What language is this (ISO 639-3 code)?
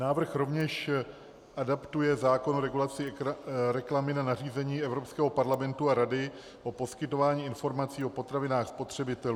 ces